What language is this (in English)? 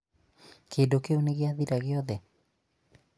Kikuyu